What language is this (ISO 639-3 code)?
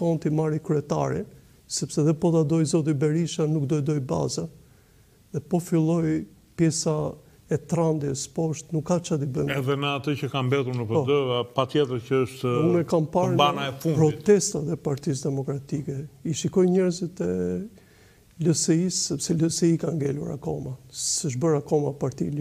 ron